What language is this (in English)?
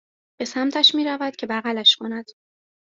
Persian